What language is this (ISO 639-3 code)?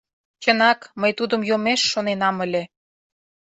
chm